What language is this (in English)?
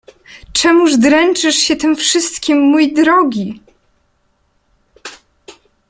Polish